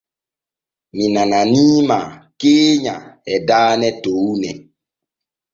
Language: Borgu Fulfulde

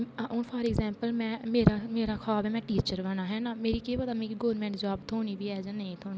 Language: Dogri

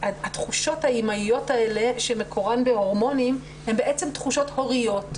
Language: Hebrew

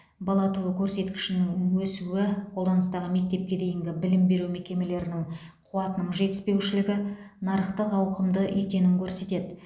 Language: Kazakh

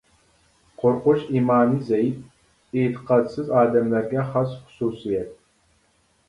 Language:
Uyghur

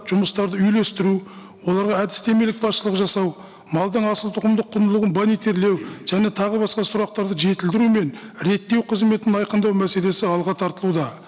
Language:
Kazakh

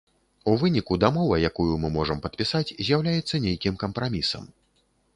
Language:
Belarusian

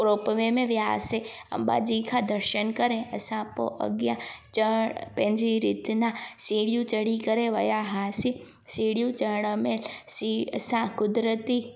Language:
Sindhi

